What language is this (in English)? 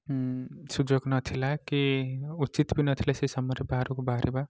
Odia